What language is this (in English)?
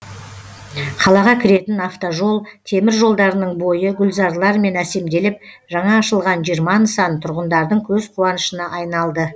Kazakh